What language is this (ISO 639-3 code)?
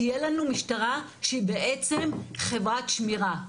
heb